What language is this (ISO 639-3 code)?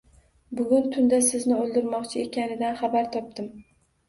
uzb